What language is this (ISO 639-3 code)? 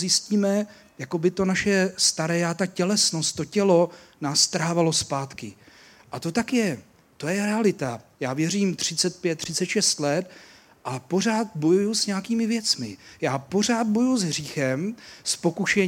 ces